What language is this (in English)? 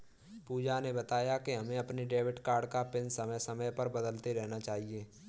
Hindi